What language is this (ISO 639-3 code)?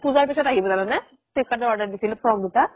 asm